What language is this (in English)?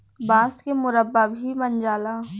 Bhojpuri